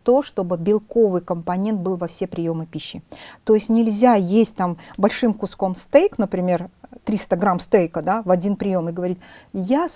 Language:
Russian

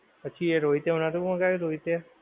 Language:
Gujarati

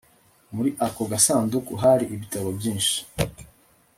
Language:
Kinyarwanda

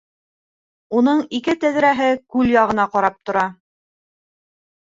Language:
Bashkir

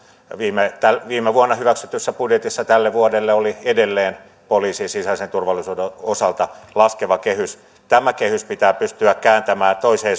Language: Finnish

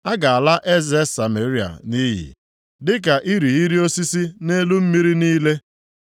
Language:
Igbo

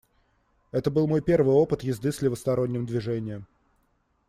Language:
Russian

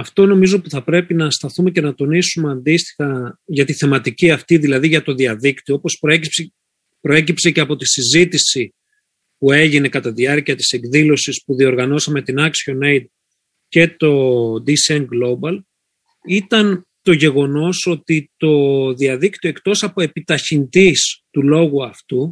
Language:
Greek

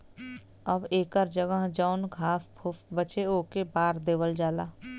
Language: Bhojpuri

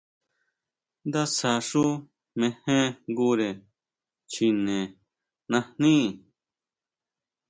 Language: Huautla Mazatec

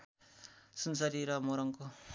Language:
Nepali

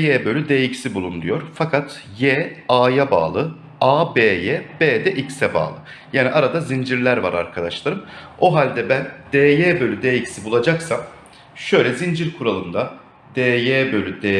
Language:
Turkish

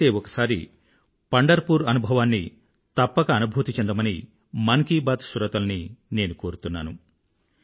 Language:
Telugu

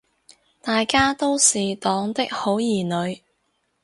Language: Cantonese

